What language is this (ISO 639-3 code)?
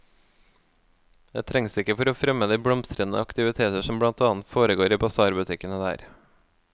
nor